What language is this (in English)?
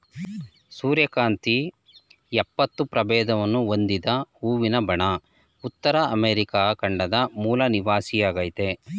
Kannada